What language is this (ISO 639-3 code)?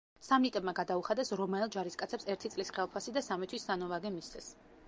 kat